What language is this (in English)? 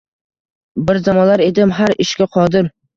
Uzbek